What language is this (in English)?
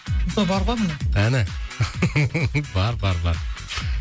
Kazakh